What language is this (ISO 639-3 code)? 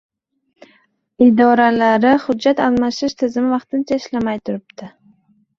uzb